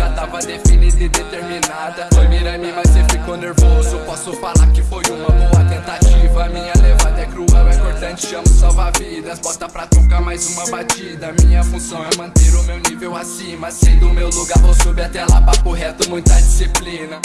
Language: Portuguese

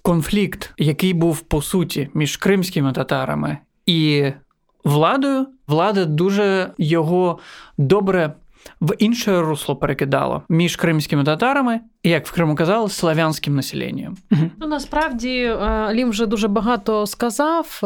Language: Ukrainian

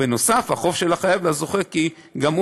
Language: Hebrew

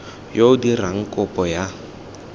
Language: Tswana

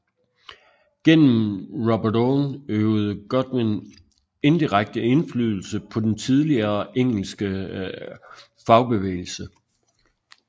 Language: Danish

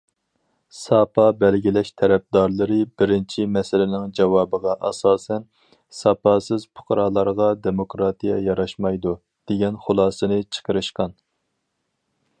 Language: Uyghur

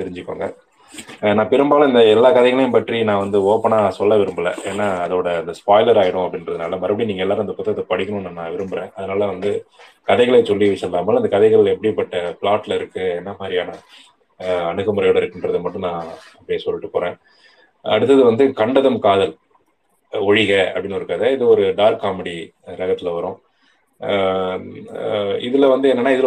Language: Tamil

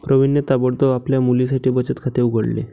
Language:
Marathi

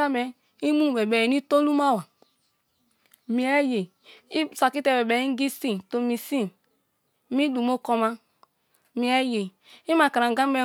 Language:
Kalabari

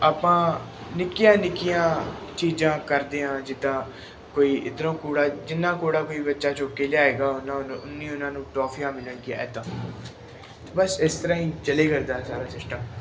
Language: Punjabi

